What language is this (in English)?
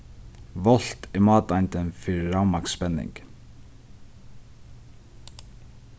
Faroese